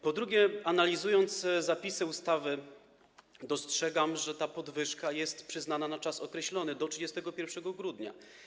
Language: Polish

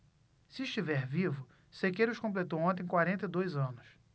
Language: Portuguese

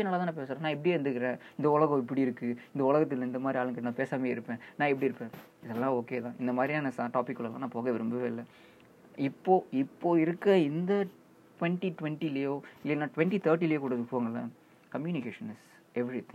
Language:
Tamil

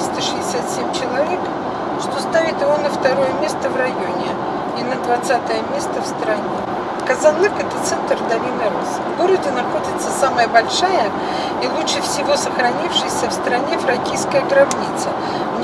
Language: Russian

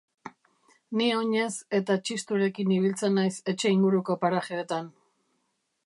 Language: Basque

